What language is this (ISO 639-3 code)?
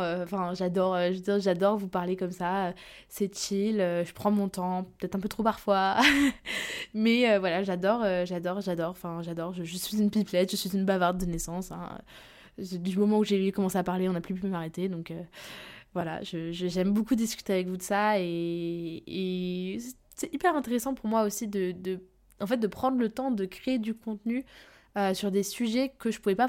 fra